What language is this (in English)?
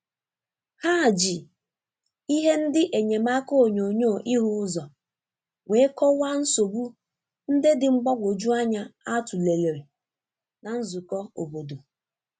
Igbo